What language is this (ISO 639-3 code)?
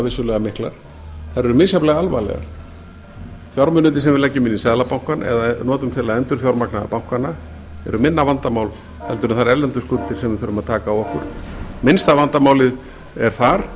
isl